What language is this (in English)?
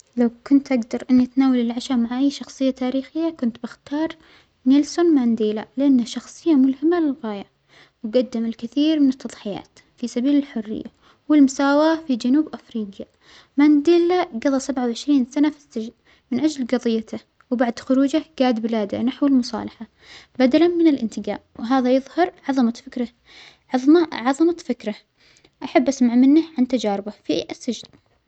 Omani Arabic